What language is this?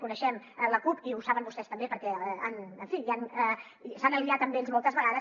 Catalan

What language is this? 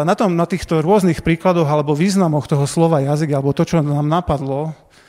Slovak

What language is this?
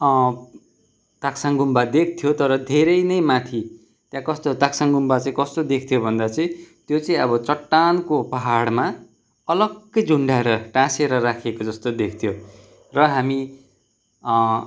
Nepali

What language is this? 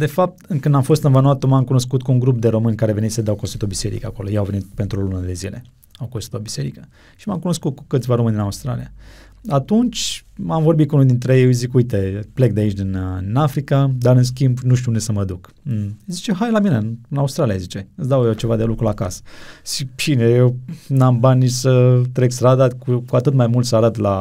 Romanian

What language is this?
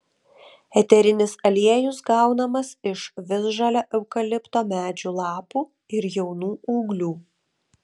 Lithuanian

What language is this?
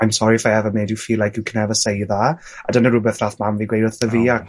Welsh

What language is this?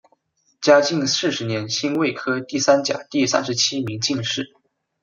Chinese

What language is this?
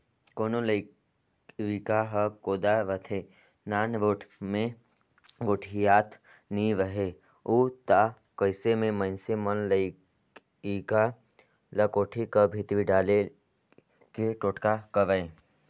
Chhattisgarhi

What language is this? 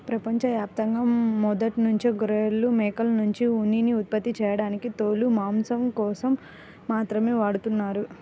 Telugu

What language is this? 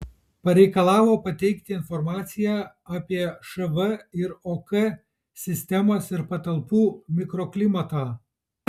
Lithuanian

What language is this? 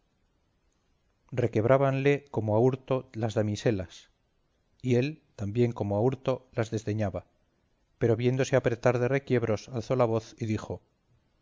Spanish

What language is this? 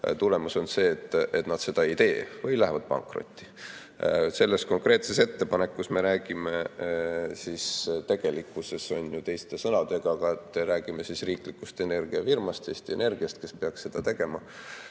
Estonian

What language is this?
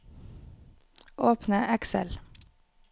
Norwegian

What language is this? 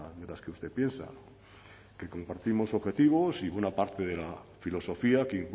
Spanish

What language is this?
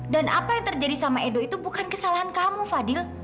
Indonesian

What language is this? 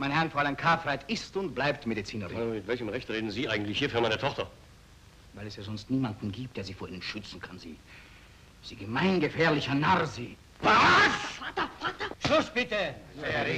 German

